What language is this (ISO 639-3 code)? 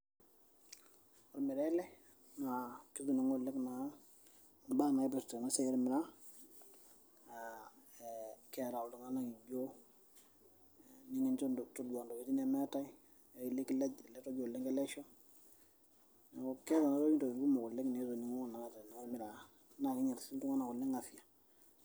mas